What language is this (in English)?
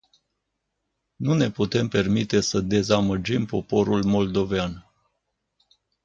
Romanian